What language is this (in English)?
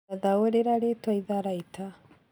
Kikuyu